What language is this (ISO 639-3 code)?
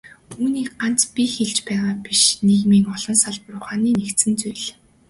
mon